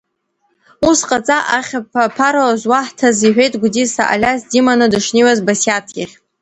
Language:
Abkhazian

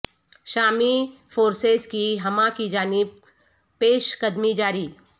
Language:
Urdu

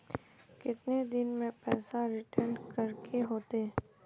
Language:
Magahi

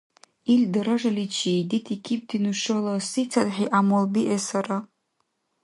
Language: Dargwa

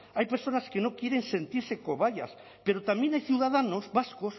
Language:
Spanish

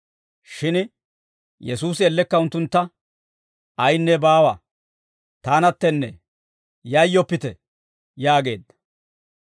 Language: Dawro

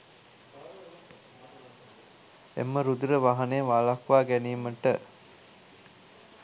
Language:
Sinhala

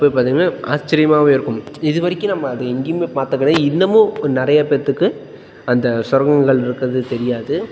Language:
Tamil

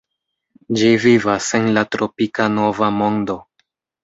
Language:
Esperanto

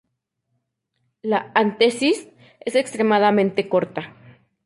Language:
Spanish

